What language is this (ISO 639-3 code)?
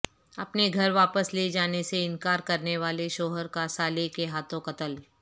urd